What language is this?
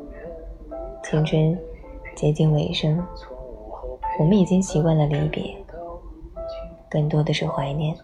Chinese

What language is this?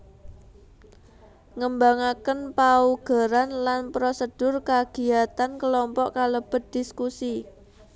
Javanese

